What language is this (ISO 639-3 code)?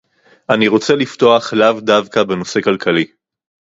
heb